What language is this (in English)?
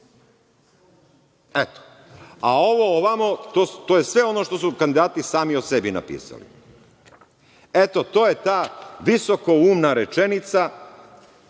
Serbian